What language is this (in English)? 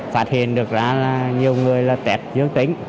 Vietnamese